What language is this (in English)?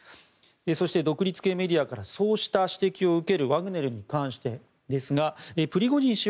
Japanese